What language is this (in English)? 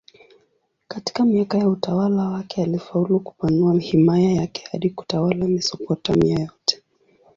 Swahili